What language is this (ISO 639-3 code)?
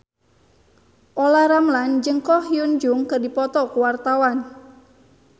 sun